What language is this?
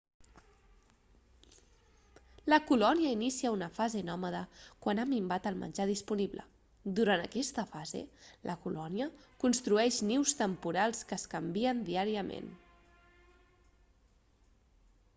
Catalan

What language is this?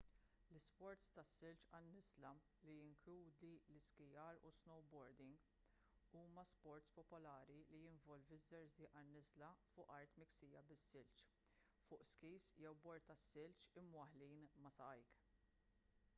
Maltese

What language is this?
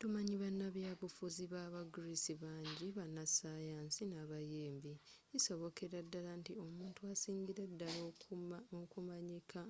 Ganda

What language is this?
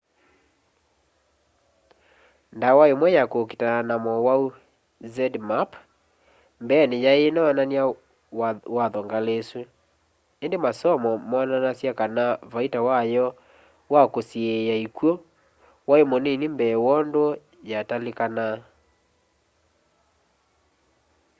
Kamba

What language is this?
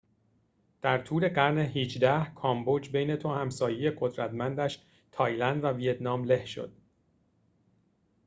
Persian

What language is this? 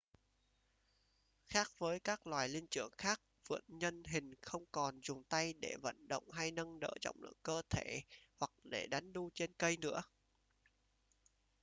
Vietnamese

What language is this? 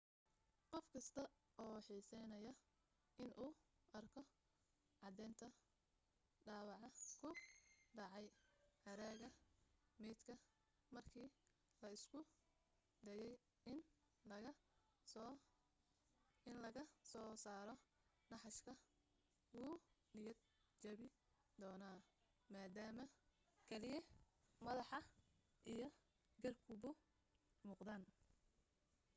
Somali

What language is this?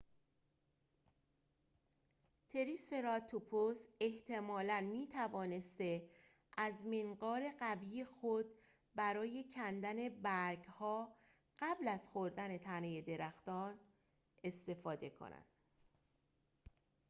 Persian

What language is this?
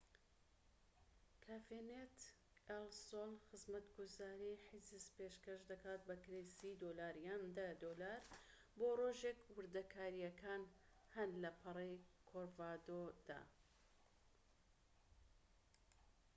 Central Kurdish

